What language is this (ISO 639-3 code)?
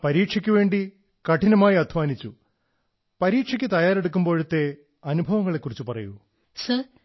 mal